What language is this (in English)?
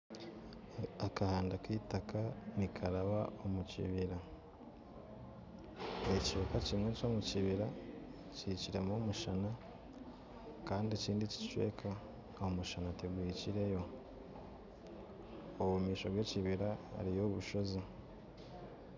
Nyankole